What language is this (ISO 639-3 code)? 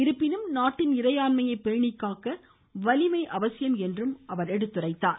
tam